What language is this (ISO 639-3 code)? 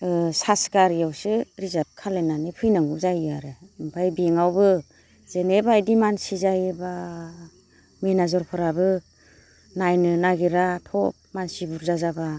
brx